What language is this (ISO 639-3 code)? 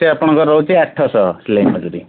ori